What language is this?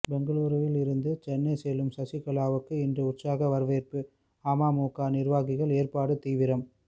Tamil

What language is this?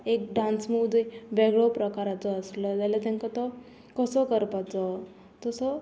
Konkani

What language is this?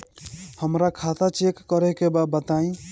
Bhojpuri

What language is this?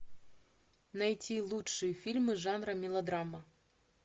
Russian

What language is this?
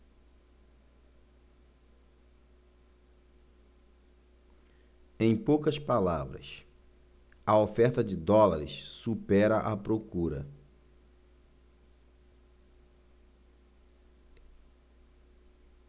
Portuguese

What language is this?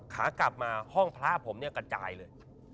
Thai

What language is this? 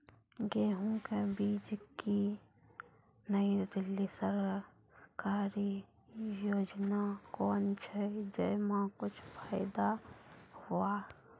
Maithili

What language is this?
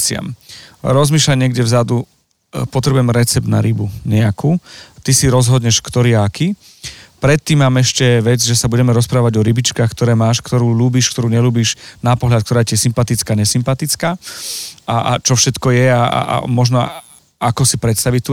Slovak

